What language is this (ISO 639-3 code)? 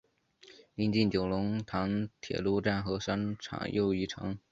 zho